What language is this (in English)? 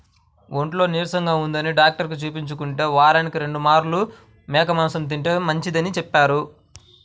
Telugu